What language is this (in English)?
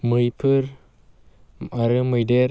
Bodo